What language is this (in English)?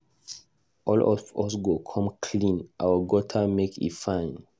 Nigerian Pidgin